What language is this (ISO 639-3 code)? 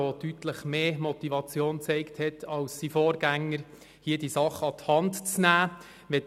gsw